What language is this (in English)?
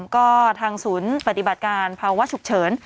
Thai